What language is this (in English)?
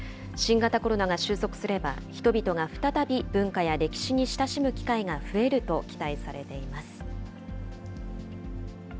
Japanese